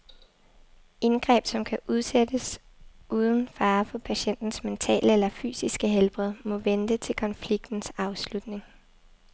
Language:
Danish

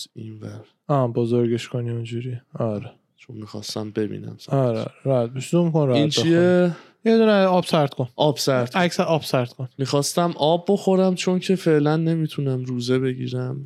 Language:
Persian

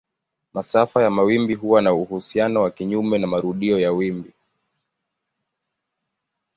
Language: Swahili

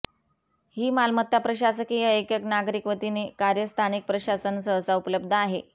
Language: Marathi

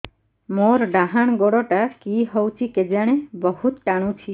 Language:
Odia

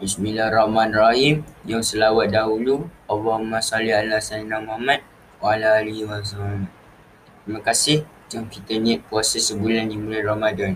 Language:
Malay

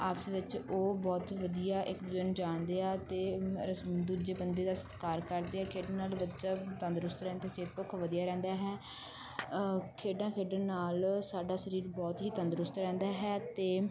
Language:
Punjabi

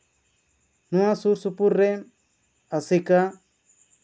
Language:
Santali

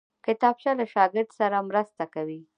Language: Pashto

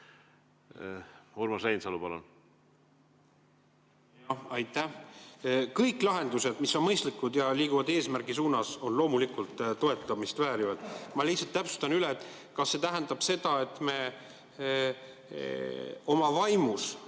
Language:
Estonian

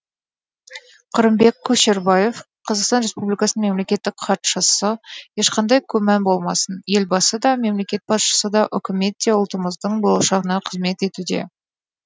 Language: Kazakh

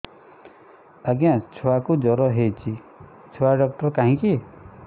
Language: Odia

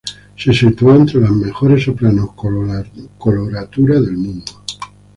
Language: Spanish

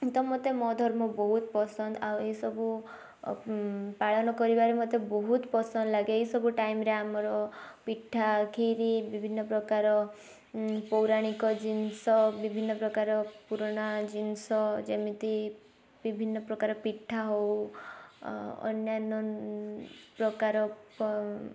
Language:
Odia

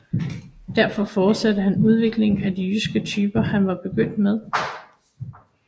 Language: Danish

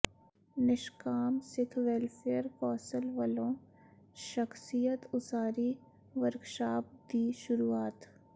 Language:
Punjabi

